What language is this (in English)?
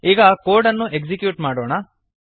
Kannada